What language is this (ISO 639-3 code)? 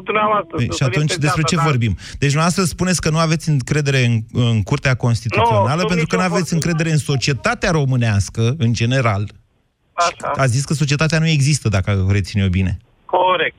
ron